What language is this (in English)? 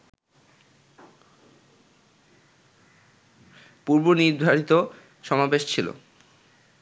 Bangla